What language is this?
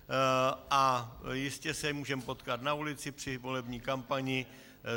Czech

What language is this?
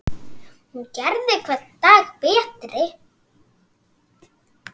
Icelandic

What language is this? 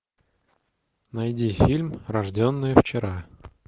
Russian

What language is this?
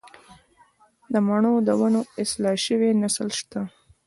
Pashto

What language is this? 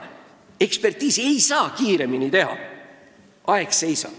Estonian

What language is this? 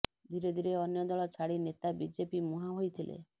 Odia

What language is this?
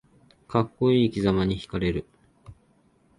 Japanese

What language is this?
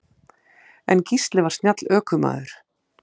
Icelandic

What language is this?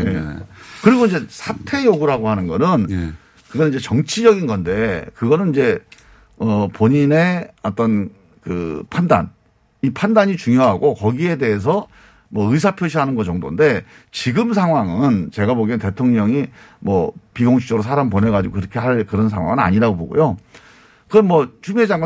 Korean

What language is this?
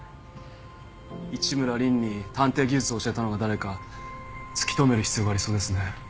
Japanese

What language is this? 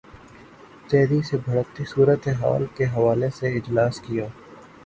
Urdu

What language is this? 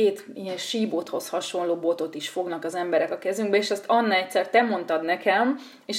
Hungarian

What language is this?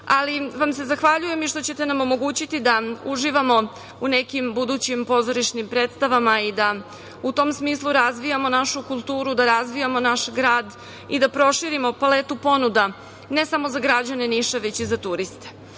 Serbian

